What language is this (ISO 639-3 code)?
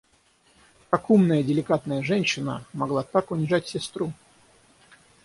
rus